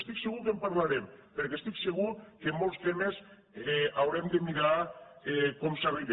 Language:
Catalan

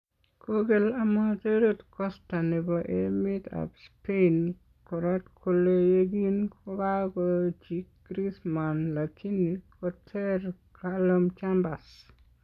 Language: Kalenjin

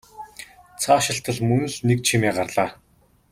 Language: Mongolian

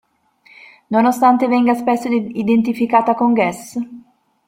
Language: Italian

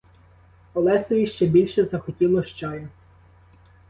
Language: Ukrainian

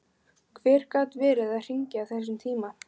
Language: Icelandic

